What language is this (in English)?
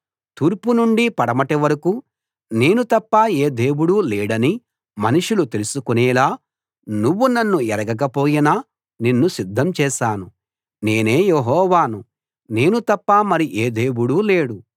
Telugu